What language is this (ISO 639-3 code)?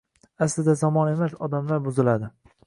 uzb